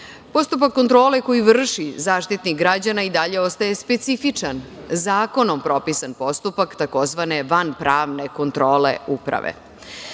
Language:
Serbian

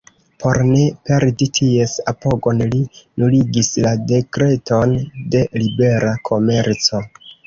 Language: Esperanto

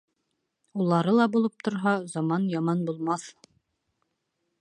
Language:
Bashkir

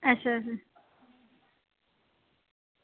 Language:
Dogri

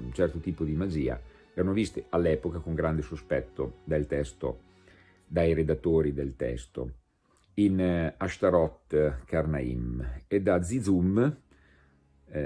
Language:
Italian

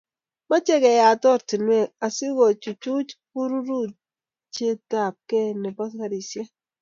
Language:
Kalenjin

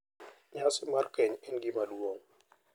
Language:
Luo (Kenya and Tanzania)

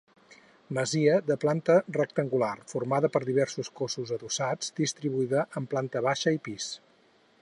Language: Catalan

